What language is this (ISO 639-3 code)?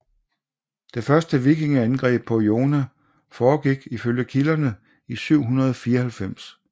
dan